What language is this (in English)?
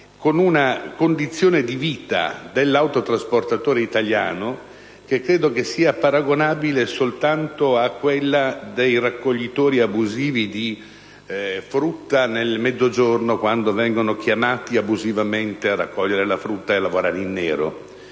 Italian